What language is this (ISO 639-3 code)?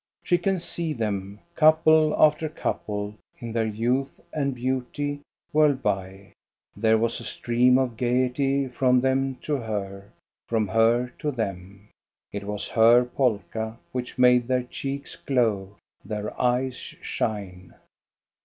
eng